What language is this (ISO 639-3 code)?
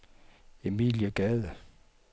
dan